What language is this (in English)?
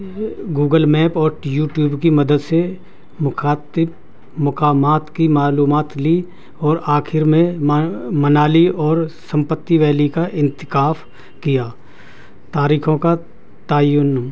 Urdu